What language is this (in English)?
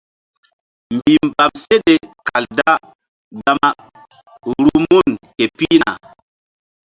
Mbum